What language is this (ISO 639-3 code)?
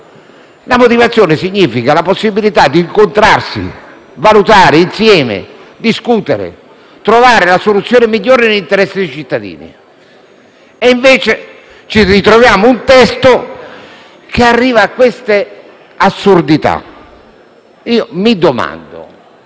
ita